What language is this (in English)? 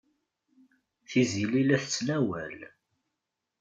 Kabyle